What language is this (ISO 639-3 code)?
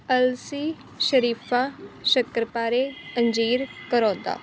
pan